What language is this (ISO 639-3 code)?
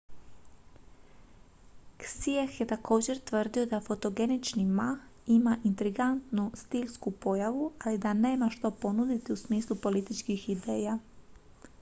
hrv